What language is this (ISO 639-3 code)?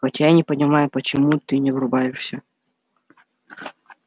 rus